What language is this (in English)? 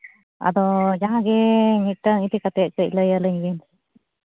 Santali